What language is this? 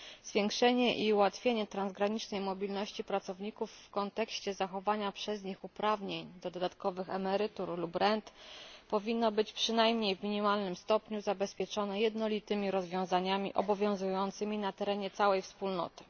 Polish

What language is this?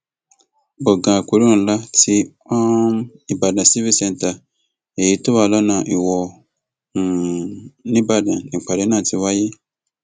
Yoruba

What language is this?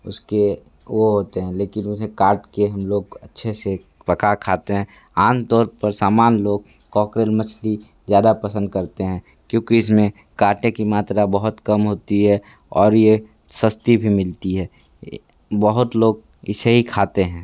Hindi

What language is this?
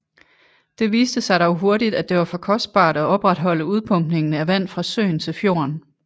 Danish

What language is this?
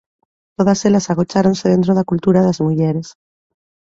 Galician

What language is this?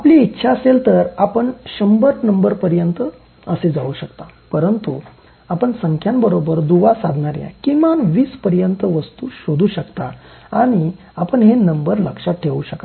Marathi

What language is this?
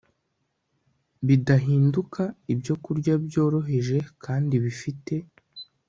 Kinyarwanda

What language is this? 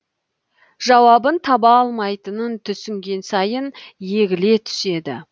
Kazakh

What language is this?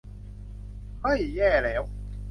Thai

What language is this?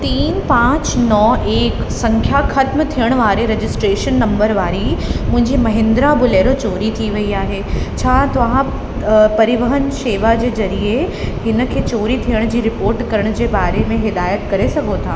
Sindhi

